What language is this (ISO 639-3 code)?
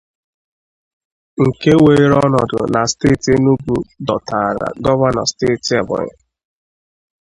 ibo